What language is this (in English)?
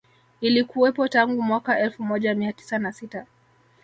Swahili